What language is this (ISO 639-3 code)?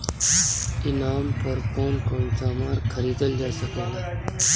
bho